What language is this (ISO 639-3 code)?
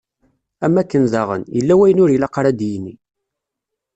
kab